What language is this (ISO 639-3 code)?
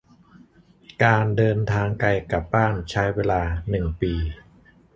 tha